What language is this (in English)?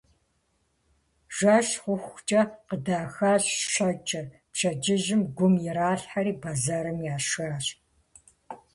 Kabardian